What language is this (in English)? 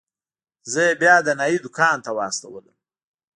Pashto